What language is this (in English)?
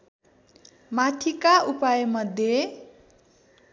Nepali